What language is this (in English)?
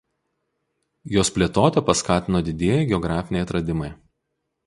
Lithuanian